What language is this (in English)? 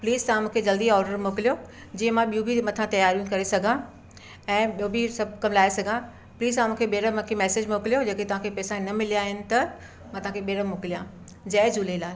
Sindhi